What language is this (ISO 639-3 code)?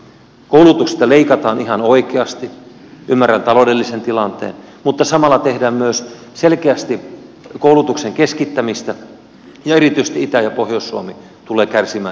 fin